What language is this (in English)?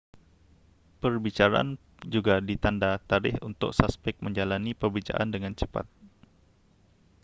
Malay